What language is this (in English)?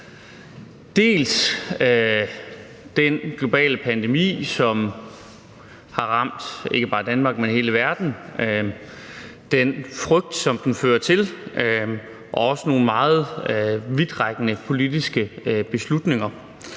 Danish